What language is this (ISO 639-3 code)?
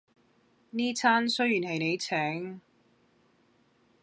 yue